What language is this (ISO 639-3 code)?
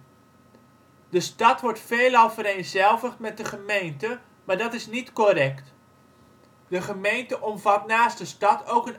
nld